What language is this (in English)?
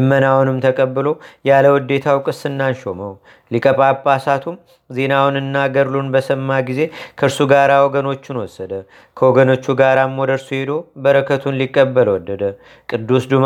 Amharic